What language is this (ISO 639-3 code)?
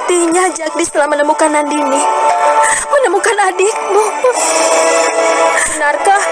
ind